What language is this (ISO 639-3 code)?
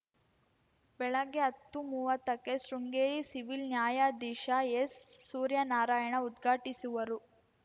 kan